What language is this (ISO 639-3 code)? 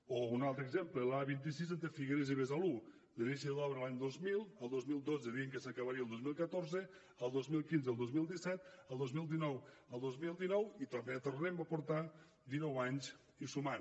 cat